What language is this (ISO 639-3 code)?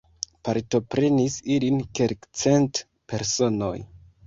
epo